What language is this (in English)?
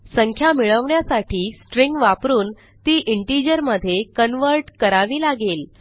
Marathi